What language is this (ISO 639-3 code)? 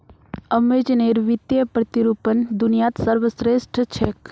mag